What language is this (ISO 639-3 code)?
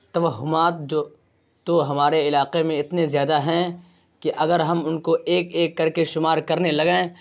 urd